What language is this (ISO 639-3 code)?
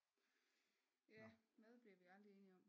dan